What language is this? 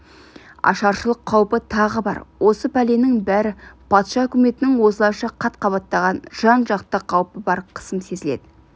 Kazakh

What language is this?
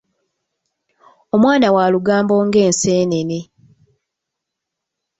Ganda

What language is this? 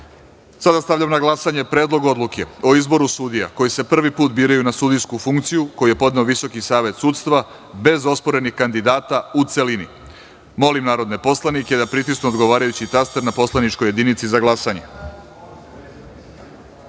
Serbian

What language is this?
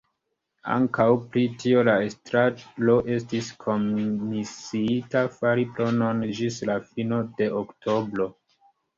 Esperanto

